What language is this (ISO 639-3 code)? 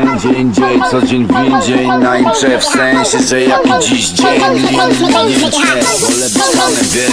pol